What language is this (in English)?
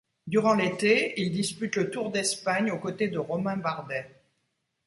French